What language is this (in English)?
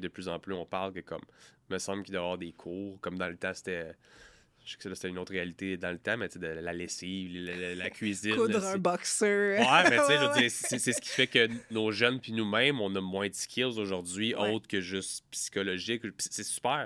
French